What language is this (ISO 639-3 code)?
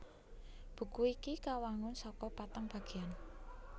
jav